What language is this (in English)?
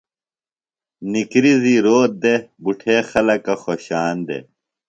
Phalura